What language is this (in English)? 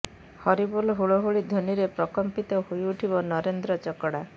Odia